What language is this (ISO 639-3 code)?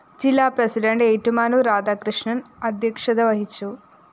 mal